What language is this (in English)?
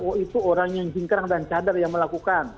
Indonesian